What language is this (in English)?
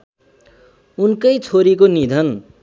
Nepali